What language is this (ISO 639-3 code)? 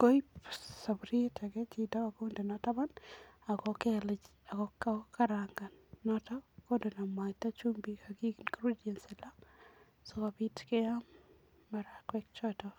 kln